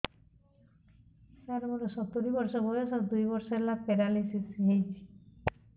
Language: Odia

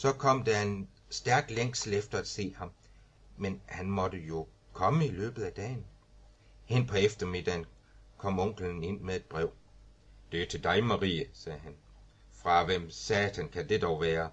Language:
Danish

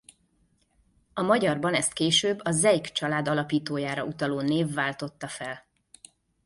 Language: Hungarian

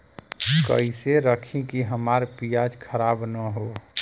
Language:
Bhojpuri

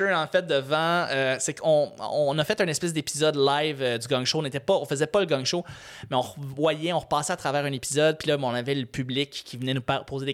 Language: French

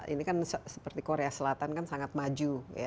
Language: Indonesian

